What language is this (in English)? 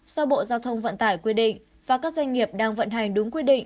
Vietnamese